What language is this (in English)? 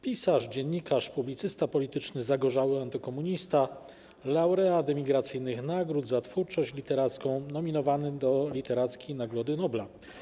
Polish